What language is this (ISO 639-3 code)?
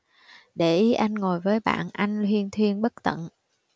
vie